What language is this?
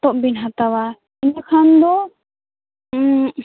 Santali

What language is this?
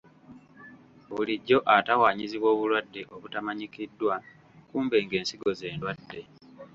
Ganda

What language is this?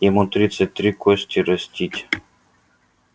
Russian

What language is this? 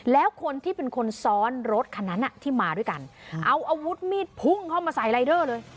Thai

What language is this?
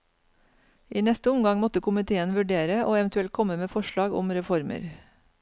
Norwegian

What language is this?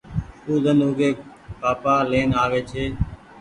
Goaria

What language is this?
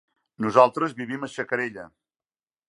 Catalan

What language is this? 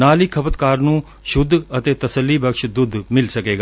Punjabi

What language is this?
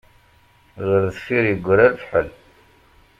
Kabyle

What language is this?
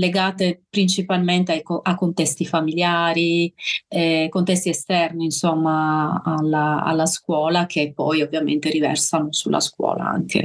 Italian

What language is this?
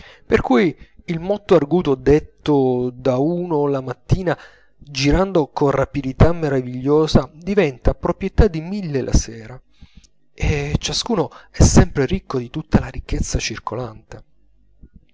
Italian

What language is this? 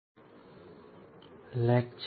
Gujarati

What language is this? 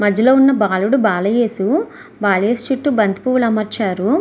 Telugu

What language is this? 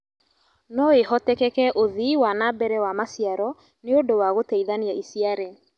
Kikuyu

